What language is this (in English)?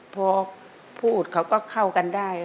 Thai